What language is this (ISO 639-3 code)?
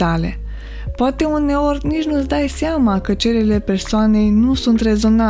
ron